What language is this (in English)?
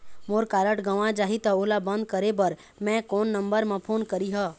Chhattisgarhi